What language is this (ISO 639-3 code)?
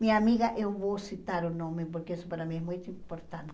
por